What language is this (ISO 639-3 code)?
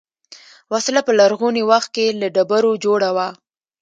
pus